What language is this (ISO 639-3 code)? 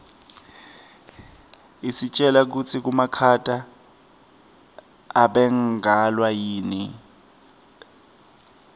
ssw